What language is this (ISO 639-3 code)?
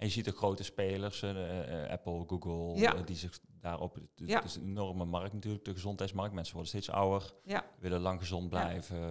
nld